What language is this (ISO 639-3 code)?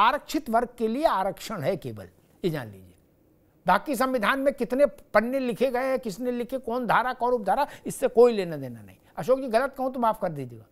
hin